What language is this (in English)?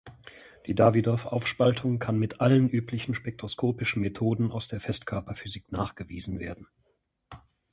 German